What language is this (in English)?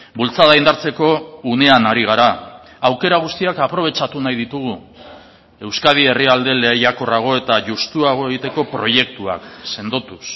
Basque